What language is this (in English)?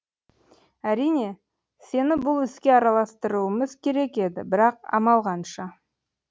Kazakh